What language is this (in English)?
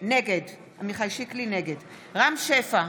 Hebrew